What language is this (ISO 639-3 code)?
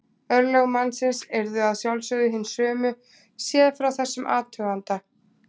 isl